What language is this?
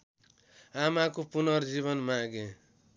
Nepali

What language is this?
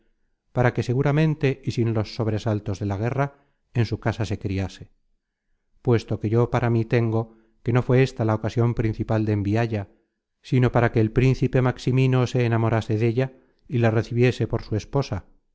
Spanish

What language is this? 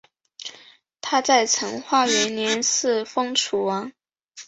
Chinese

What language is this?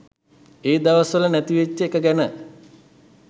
Sinhala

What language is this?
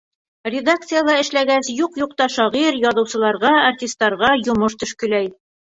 Bashkir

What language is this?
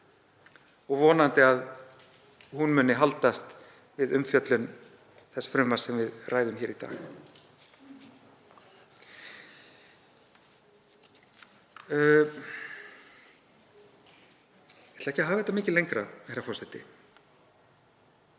Icelandic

